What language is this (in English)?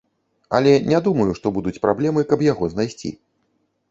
Belarusian